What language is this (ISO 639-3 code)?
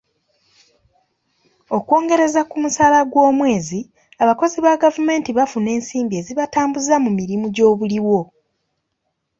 lug